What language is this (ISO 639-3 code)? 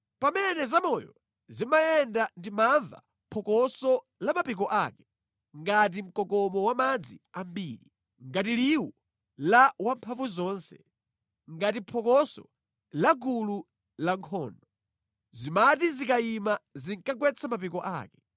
nya